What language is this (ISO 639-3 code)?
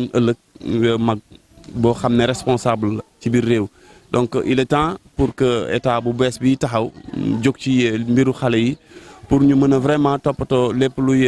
fra